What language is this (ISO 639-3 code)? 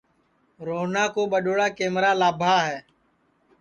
ssi